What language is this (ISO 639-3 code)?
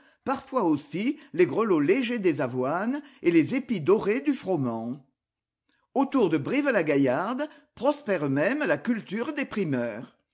fra